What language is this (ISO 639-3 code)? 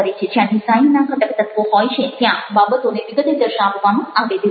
guj